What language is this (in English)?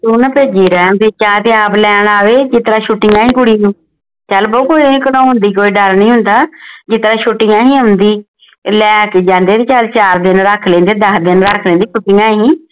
Punjabi